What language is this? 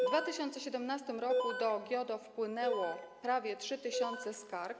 Polish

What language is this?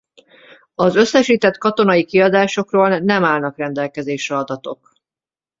Hungarian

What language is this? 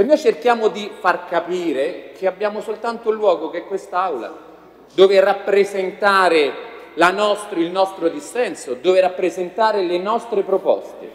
Italian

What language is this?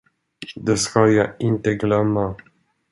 Swedish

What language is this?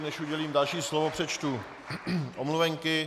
Czech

